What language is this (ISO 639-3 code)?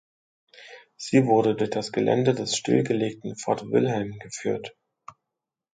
deu